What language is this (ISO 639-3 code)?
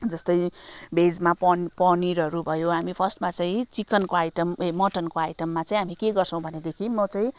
nep